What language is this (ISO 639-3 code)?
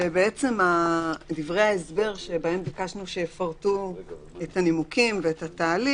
heb